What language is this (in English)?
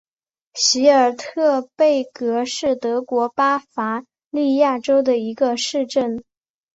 Chinese